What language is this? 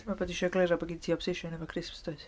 Welsh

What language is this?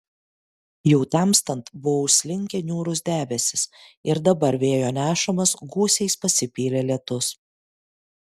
Lithuanian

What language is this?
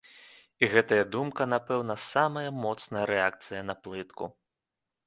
Belarusian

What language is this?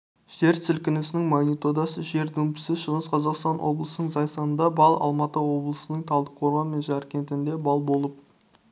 Kazakh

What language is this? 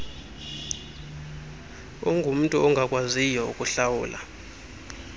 Xhosa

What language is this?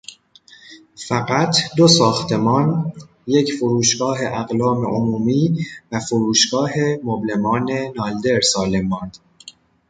Persian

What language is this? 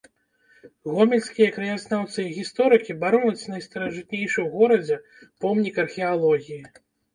Belarusian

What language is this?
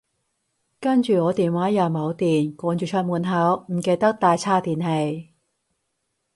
Cantonese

